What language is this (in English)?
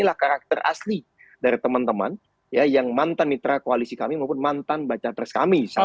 Indonesian